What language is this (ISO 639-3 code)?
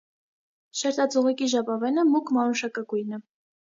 hye